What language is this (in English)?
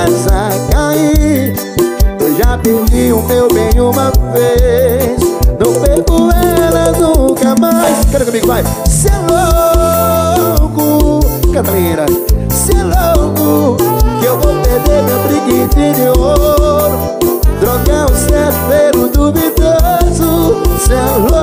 Portuguese